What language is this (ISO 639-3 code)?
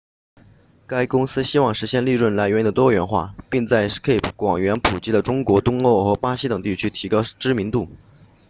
zho